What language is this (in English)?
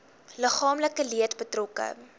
Afrikaans